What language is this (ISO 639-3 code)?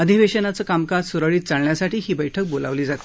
mar